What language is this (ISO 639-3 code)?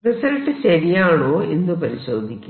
mal